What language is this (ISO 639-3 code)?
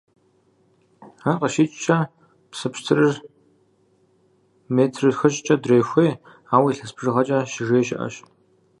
kbd